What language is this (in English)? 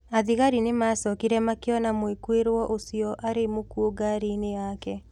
Kikuyu